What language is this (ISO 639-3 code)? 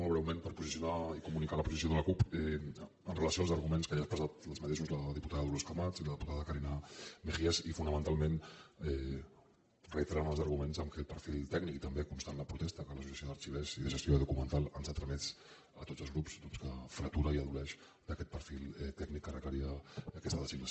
cat